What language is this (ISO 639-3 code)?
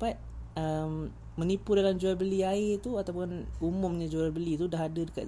msa